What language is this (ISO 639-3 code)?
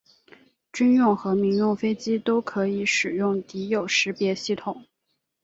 zho